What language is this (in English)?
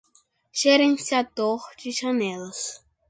Portuguese